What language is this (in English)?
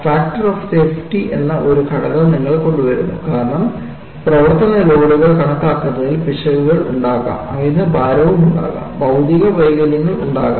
Malayalam